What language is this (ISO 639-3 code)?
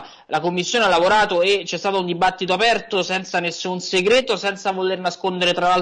ita